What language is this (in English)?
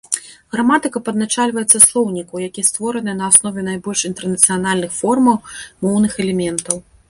Belarusian